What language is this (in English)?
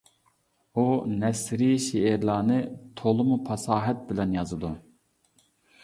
Uyghur